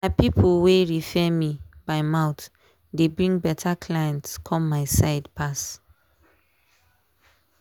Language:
Nigerian Pidgin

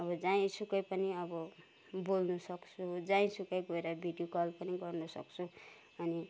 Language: Nepali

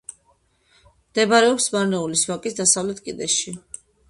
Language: Georgian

